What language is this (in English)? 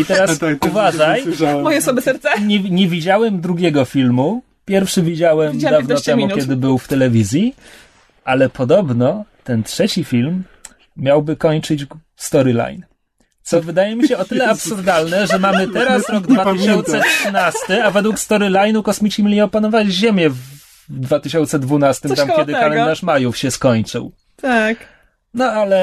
Polish